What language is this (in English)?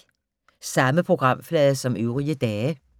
Danish